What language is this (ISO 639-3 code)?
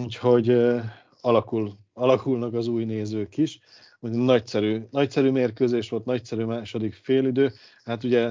hun